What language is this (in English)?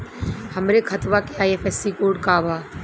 Bhojpuri